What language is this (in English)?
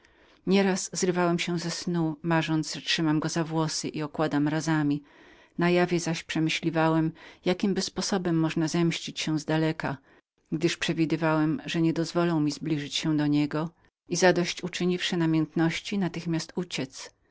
Polish